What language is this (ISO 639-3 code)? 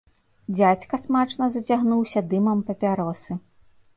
bel